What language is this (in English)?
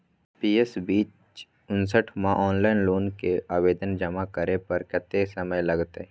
Maithili